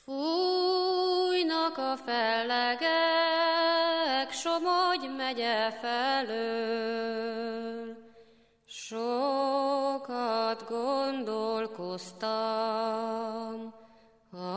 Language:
Hungarian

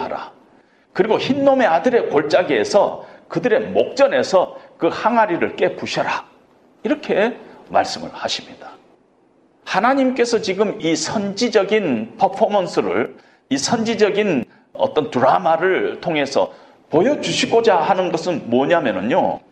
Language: Korean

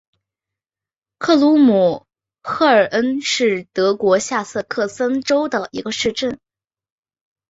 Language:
Chinese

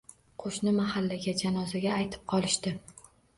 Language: Uzbek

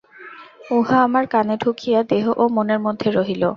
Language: Bangla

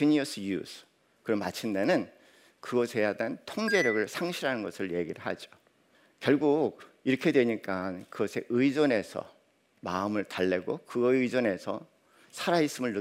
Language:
Korean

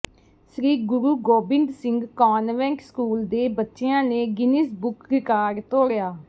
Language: Punjabi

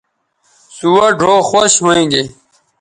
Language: Bateri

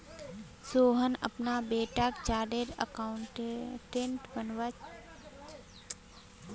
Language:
Magahi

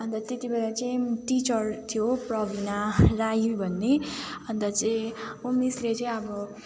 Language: Nepali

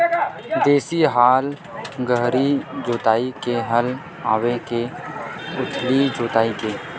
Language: Chhattisgarhi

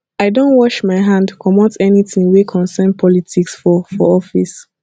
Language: Nigerian Pidgin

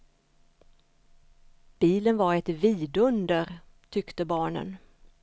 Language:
Swedish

